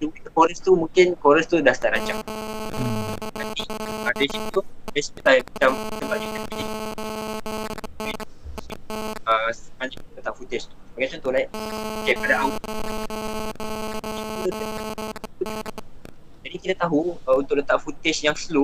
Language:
Malay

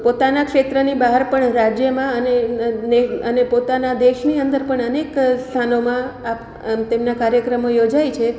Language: Gujarati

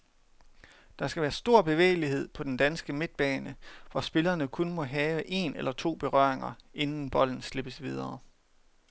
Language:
Danish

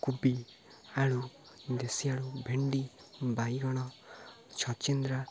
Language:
Odia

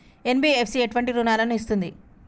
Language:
Telugu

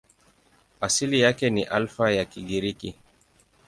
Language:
Swahili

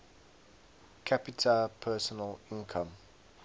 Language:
English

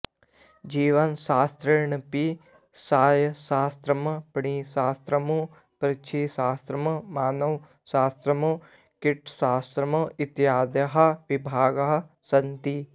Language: Sanskrit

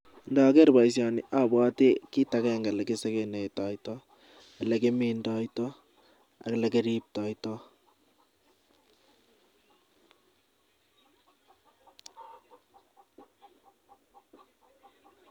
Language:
Kalenjin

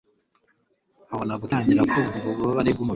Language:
Kinyarwanda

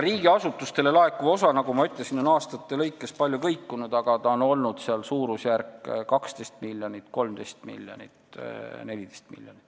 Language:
Estonian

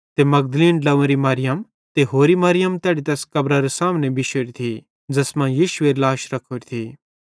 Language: Bhadrawahi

